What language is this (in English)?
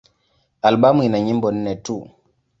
Swahili